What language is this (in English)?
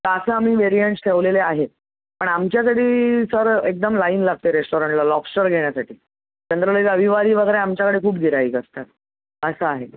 Marathi